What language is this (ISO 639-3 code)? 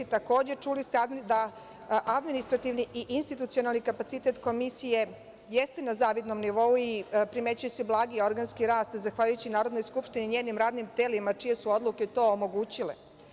srp